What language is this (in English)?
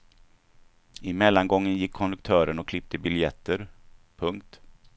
Swedish